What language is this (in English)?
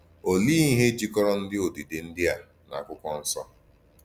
Igbo